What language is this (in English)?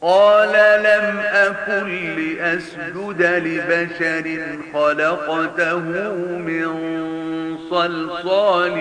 Arabic